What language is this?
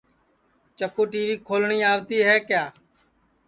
Sansi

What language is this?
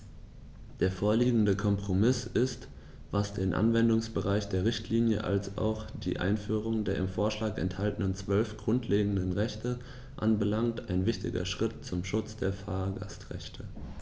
German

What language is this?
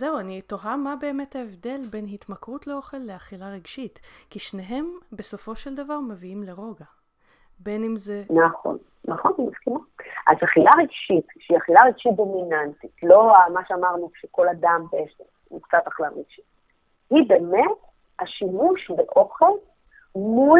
Hebrew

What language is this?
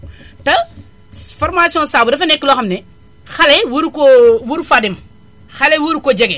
Wolof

